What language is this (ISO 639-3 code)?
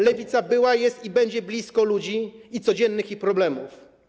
pol